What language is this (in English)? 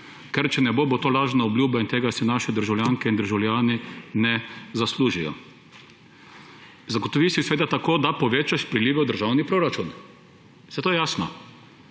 Slovenian